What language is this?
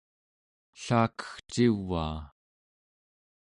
Central Yupik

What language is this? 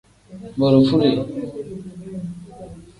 Tem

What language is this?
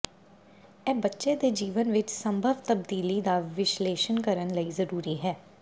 Punjabi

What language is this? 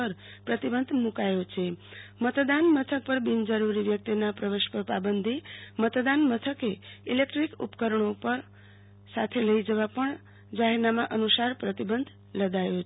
Gujarati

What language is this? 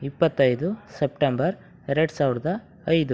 Kannada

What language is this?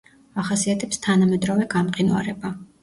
Georgian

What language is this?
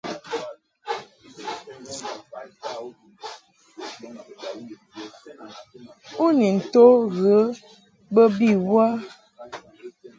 Mungaka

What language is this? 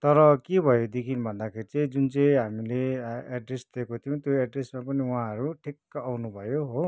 Nepali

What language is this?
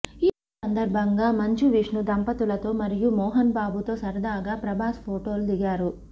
Telugu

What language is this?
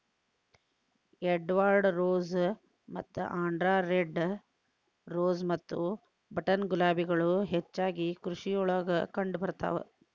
Kannada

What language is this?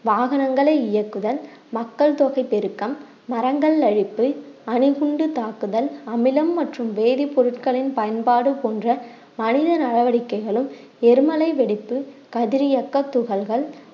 Tamil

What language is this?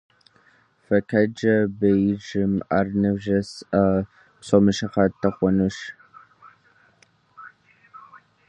Kabardian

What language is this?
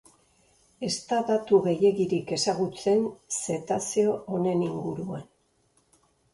Basque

